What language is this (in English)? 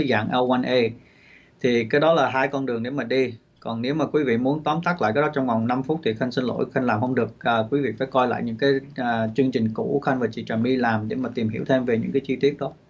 Vietnamese